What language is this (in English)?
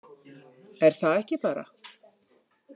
Icelandic